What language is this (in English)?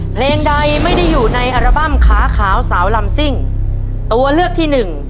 Thai